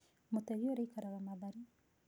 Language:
Kikuyu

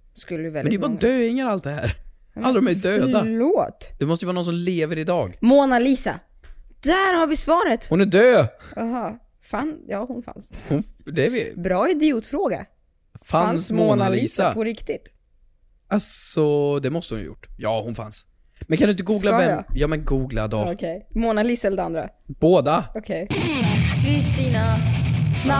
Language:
Swedish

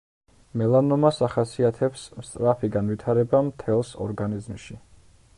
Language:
Georgian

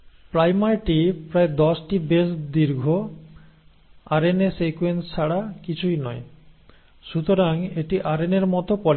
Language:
Bangla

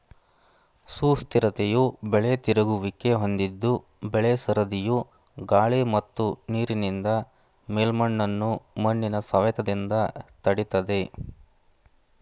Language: Kannada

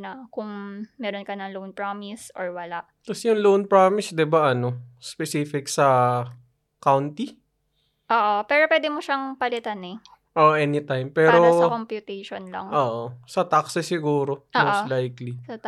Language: Filipino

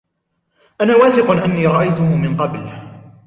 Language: Arabic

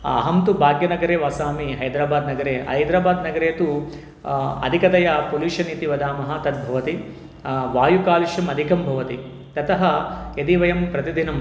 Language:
Sanskrit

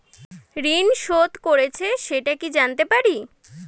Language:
Bangla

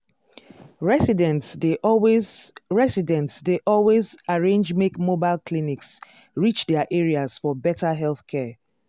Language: Nigerian Pidgin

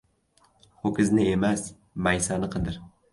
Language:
Uzbek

